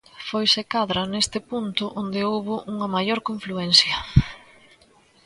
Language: Galician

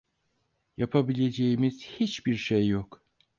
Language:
Turkish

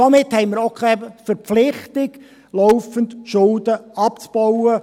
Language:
Swiss German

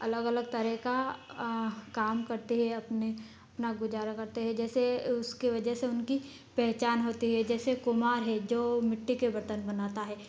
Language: Hindi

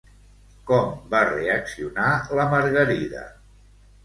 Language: Catalan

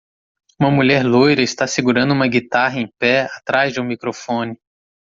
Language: Portuguese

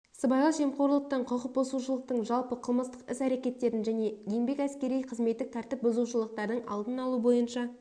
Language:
Kazakh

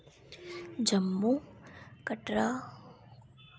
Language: Dogri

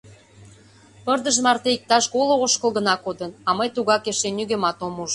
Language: Mari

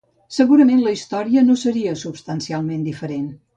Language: Catalan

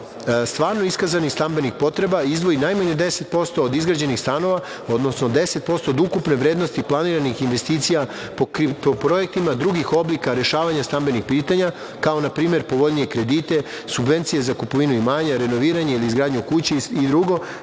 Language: Serbian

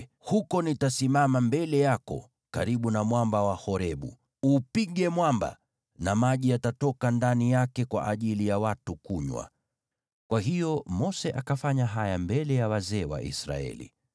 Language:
Swahili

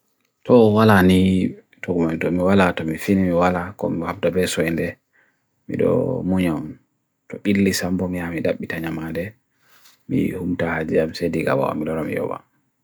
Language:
Bagirmi Fulfulde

